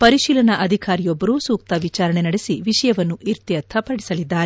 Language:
Kannada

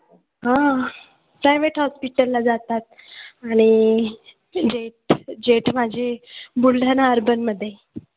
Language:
Marathi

